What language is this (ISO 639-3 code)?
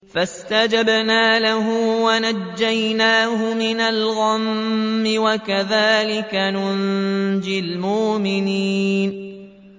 ara